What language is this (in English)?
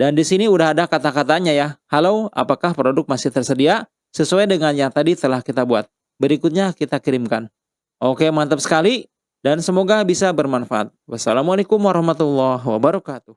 Indonesian